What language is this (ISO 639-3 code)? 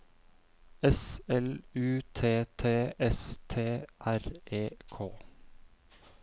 nor